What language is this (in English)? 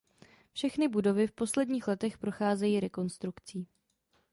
Czech